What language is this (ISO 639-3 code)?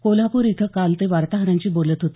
mar